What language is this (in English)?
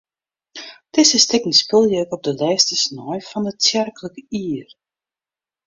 Western Frisian